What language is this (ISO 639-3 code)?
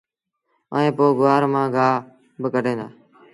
sbn